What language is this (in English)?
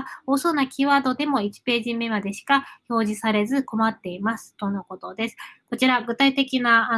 Japanese